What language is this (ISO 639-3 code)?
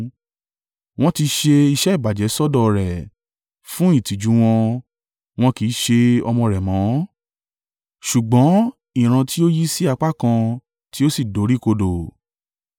yor